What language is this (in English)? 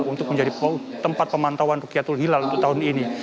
Indonesian